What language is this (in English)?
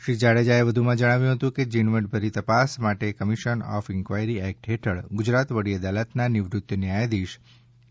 Gujarati